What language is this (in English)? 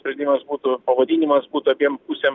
Lithuanian